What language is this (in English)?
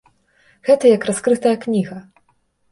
Belarusian